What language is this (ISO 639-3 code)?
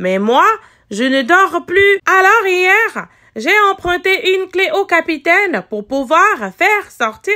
fra